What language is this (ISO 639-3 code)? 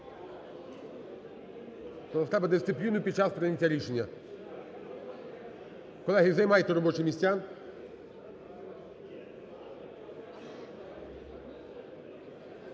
ukr